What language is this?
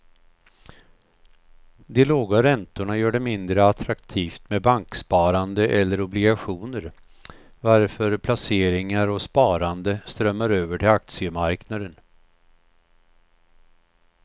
Swedish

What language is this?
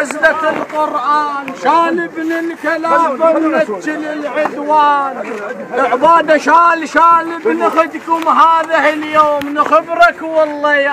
Arabic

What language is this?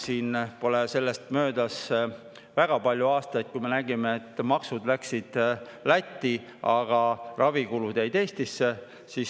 Estonian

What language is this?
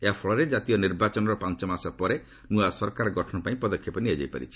Odia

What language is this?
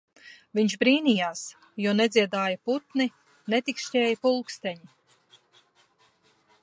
Latvian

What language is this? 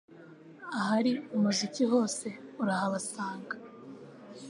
Kinyarwanda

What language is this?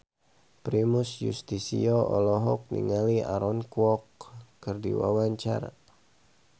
Sundanese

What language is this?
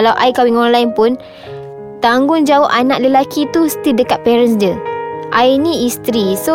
Malay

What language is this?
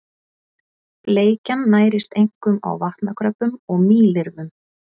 Icelandic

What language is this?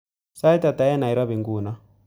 Kalenjin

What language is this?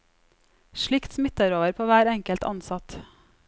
Norwegian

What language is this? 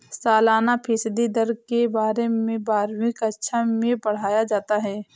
Hindi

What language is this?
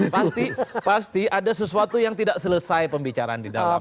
Indonesian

